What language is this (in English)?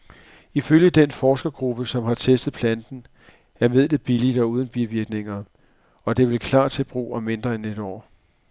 Danish